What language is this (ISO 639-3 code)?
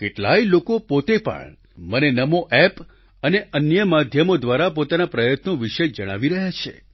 guj